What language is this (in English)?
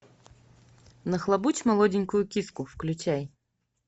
Russian